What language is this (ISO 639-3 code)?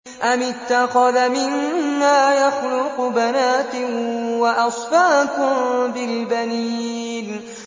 ara